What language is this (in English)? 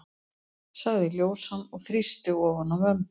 Icelandic